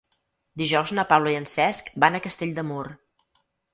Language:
Catalan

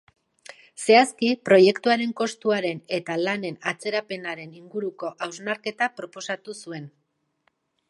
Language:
Basque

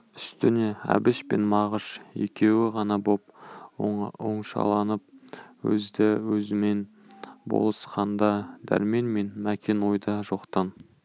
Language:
Kazakh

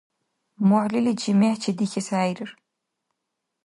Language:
Dargwa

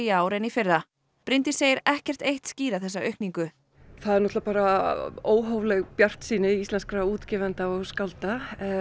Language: Icelandic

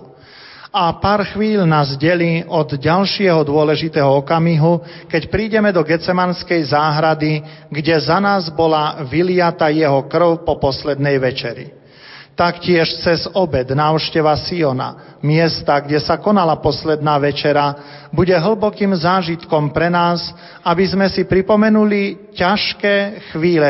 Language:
Slovak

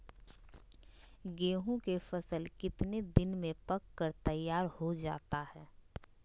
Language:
Magahi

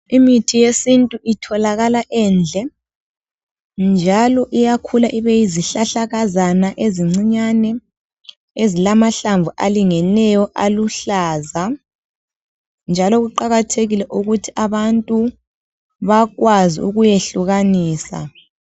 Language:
North Ndebele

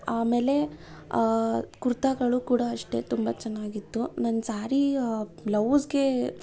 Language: Kannada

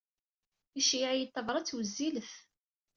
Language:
Kabyle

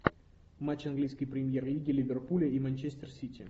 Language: Russian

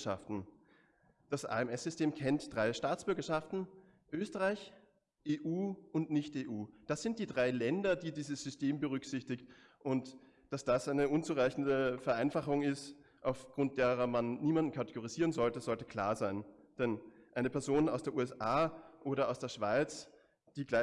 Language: German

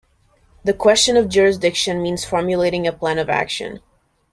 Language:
English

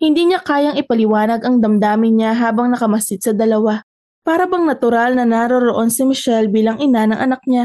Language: Filipino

